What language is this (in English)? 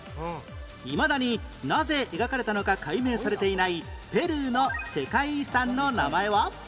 Japanese